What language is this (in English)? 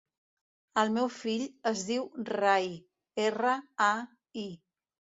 Catalan